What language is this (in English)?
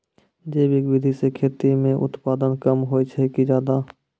Maithili